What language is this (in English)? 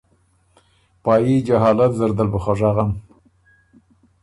Ormuri